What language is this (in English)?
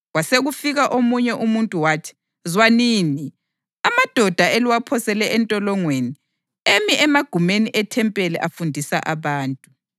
North Ndebele